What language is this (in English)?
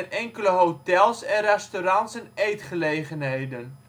Dutch